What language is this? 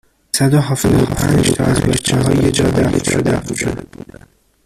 Persian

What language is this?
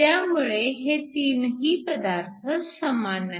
Marathi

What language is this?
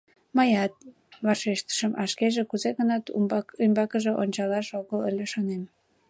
Mari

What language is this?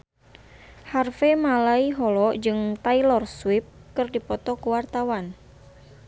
Sundanese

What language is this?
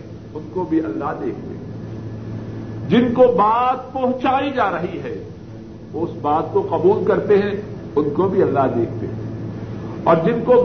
Urdu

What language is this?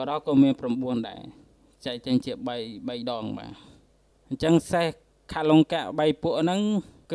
Thai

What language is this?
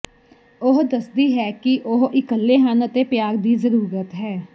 Punjabi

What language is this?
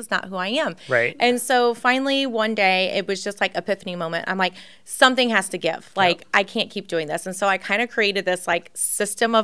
English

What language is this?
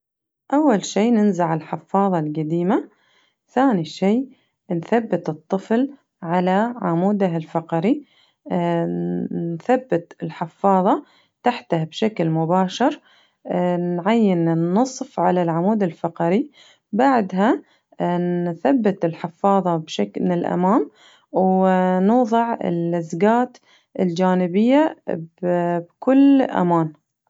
Najdi Arabic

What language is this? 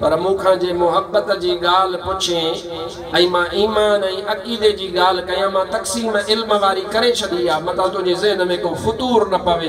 Arabic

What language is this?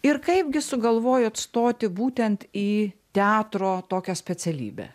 Lithuanian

